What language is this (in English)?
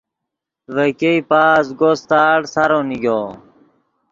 Yidgha